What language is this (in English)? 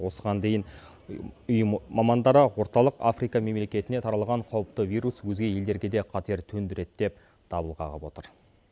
Kazakh